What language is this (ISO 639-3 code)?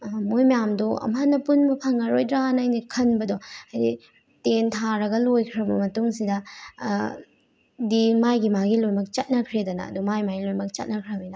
mni